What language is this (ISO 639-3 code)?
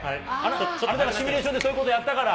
jpn